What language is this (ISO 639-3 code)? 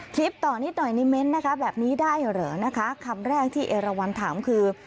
tha